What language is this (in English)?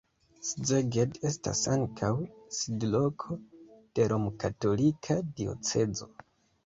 Esperanto